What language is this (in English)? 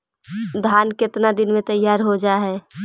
Magahi